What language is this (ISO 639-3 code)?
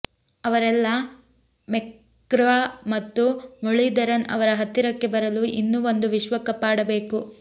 kan